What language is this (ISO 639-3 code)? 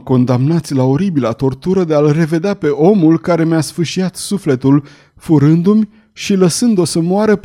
ron